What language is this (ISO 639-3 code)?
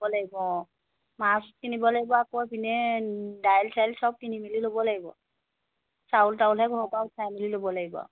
asm